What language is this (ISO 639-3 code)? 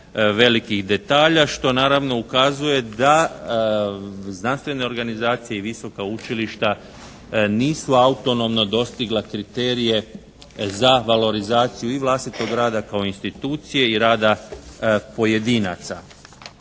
hrv